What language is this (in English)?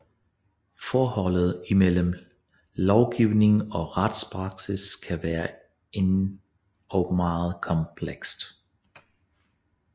Danish